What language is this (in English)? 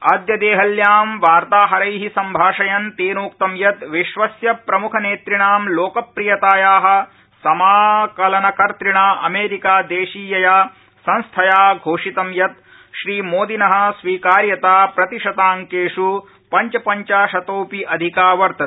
Sanskrit